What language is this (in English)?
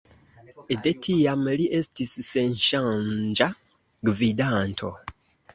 Esperanto